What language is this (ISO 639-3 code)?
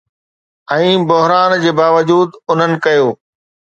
snd